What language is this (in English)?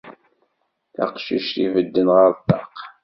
Kabyle